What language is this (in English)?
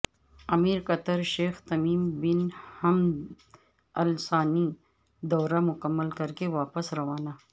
Urdu